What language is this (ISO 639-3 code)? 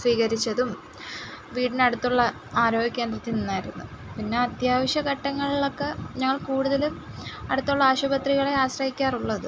mal